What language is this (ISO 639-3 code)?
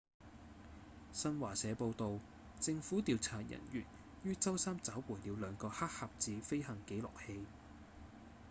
yue